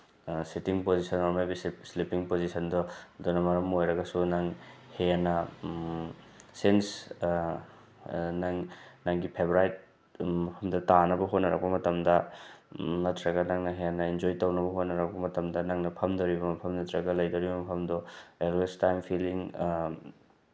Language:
Manipuri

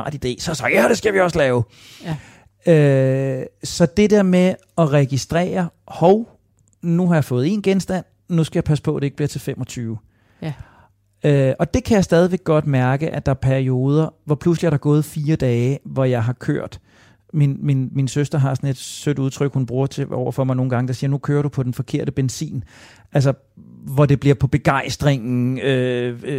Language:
Danish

